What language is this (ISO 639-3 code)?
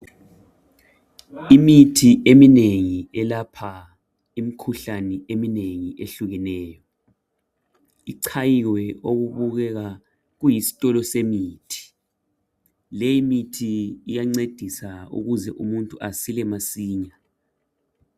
nde